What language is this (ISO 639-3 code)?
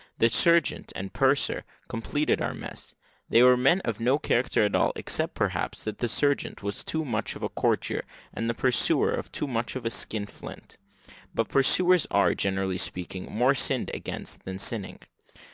eng